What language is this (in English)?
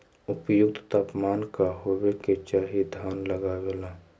Magahi